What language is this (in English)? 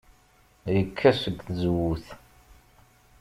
Kabyle